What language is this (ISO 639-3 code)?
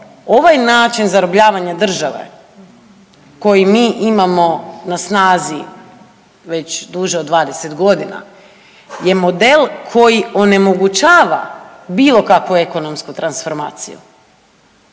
hrv